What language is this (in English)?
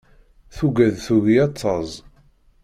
Kabyle